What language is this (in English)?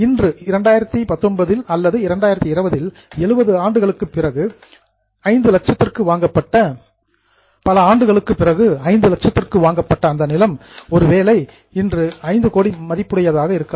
Tamil